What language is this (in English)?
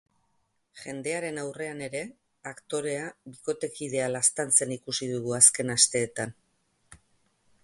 Basque